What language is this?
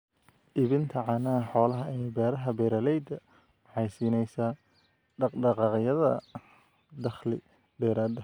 Somali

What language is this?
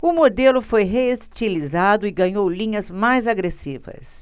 Portuguese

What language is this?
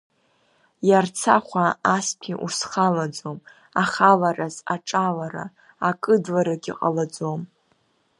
Abkhazian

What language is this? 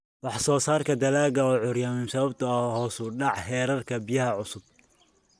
Somali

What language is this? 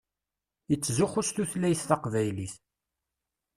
Kabyle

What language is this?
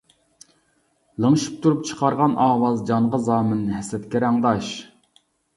Uyghur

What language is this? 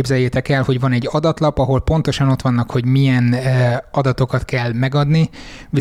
Hungarian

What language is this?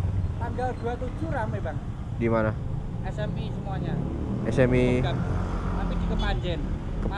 Indonesian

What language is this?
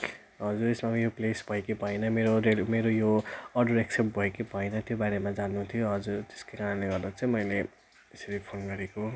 Nepali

